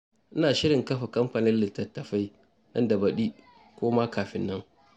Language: Hausa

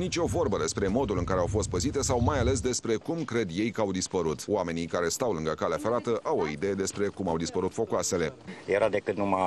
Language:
Romanian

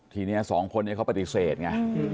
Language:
Thai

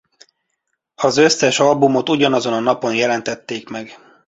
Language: Hungarian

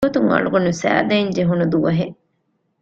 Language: Divehi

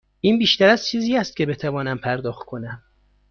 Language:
Persian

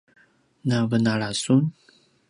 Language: Paiwan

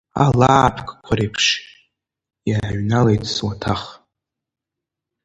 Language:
Abkhazian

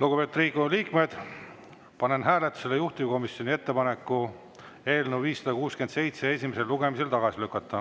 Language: Estonian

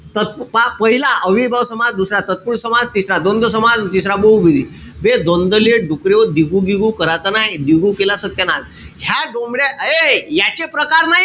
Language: Marathi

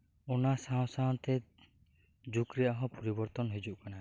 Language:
Santali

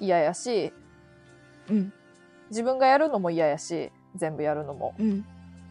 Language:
Japanese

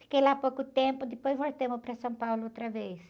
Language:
Portuguese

